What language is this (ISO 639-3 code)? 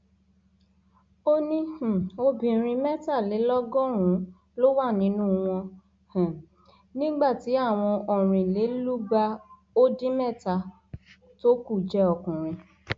yor